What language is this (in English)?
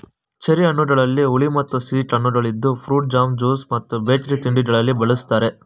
Kannada